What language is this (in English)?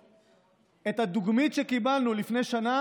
Hebrew